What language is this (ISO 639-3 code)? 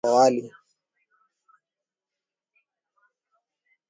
swa